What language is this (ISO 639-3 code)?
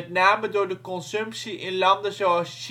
nld